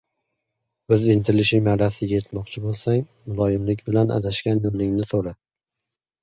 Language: Uzbek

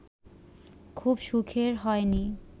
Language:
Bangla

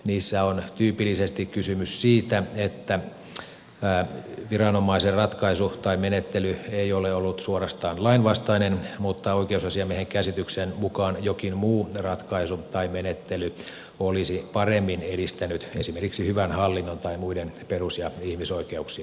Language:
Finnish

